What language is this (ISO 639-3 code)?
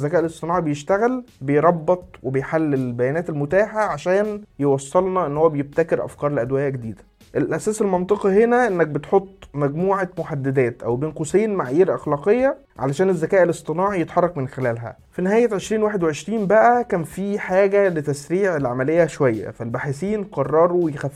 ara